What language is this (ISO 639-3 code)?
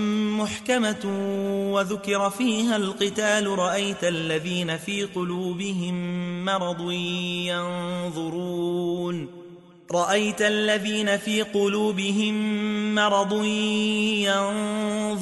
ara